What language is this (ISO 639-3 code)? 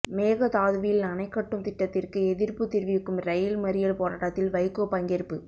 tam